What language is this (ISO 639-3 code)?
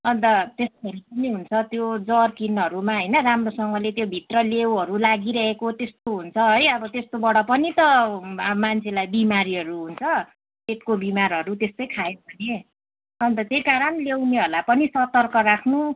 nep